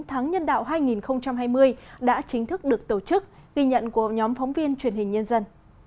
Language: Vietnamese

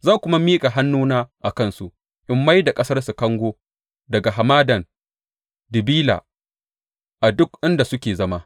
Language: Hausa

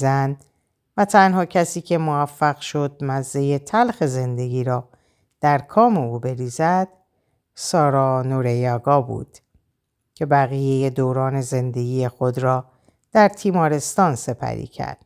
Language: Persian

